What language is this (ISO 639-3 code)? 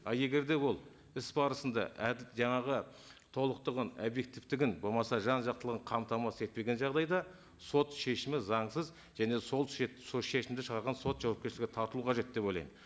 kaz